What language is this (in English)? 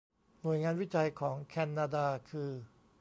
Thai